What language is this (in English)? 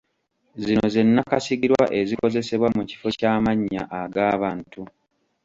Ganda